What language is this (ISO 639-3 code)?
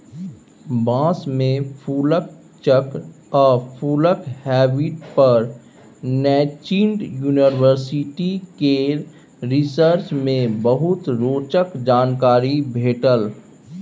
mai